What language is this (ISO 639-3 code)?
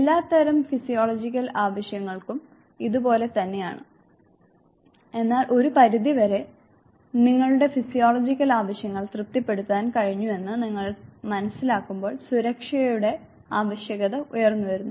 mal